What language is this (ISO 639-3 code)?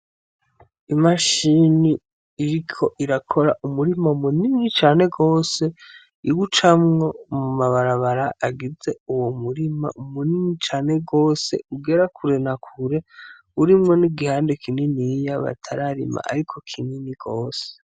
run